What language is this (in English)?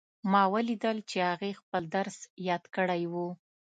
Pashto